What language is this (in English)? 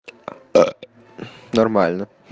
Russian